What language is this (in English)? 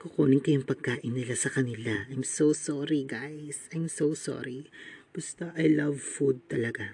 Filipino